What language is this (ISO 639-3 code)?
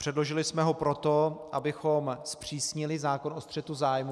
ces